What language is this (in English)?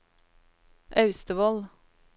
Norwegian